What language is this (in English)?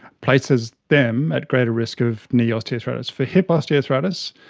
English